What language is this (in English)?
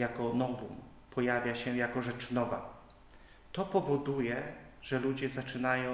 Polish